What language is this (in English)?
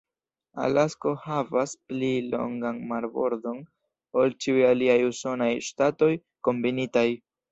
Esperanto